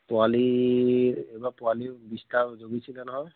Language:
Assamese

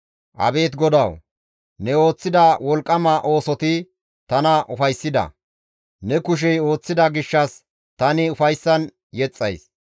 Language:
Gamo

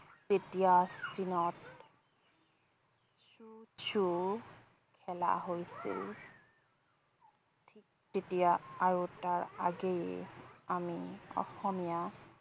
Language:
Assamese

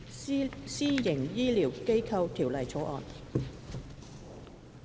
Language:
Cantonese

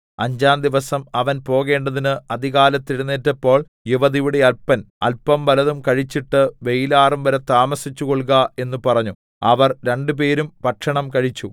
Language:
Malayalam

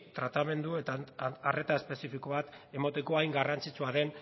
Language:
Basque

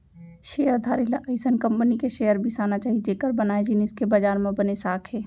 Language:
Chhattisgarhi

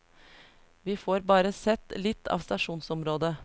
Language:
Norwegian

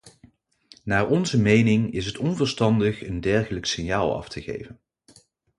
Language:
Dutch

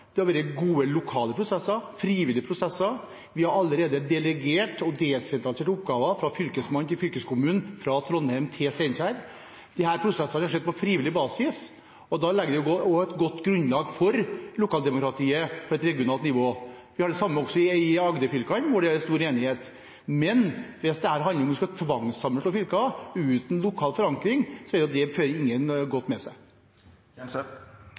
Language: Norwegian Bokmål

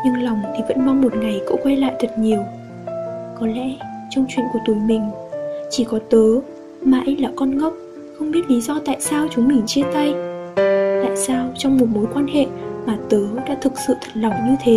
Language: Vietnamese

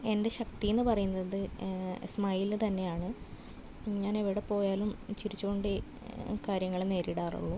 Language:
Malayalam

